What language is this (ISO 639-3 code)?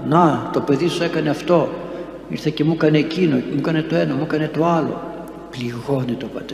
ell